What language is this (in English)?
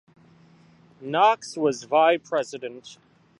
English